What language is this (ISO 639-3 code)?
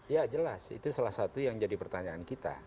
ind